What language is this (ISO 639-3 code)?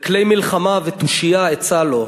heb